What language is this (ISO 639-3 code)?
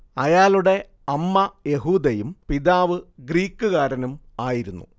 mal